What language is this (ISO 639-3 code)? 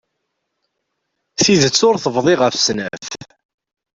kab